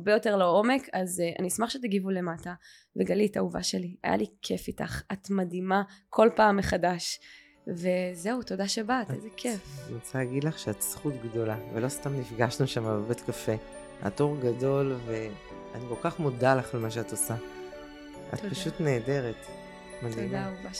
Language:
Hebrew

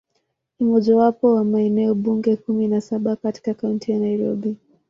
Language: Swahili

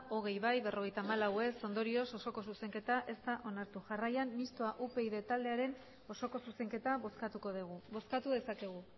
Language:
Basque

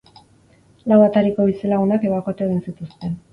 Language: Basque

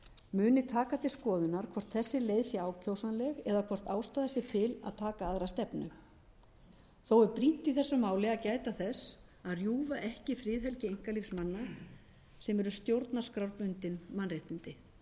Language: Icelandic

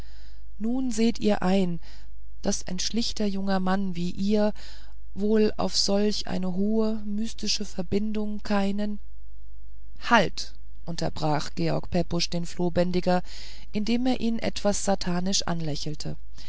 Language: German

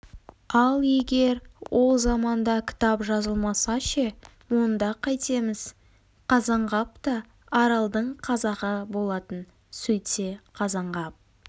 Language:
Kazakh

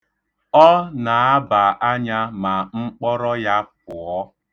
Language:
Igbo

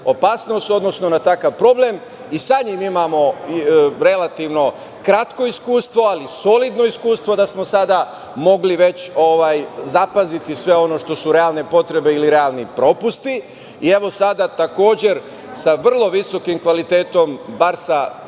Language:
Serbian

